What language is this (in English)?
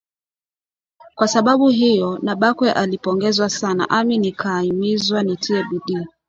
Swahili